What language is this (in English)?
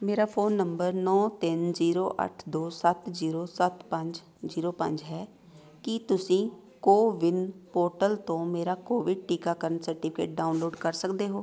Punjabi